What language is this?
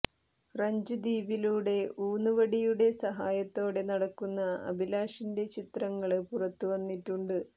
Malayalam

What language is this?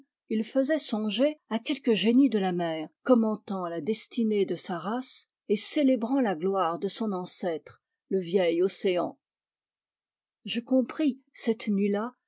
French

